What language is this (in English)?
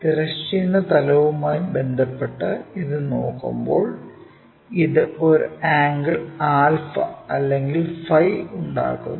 Malayalam